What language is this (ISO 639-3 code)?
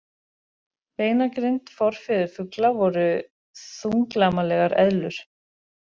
isl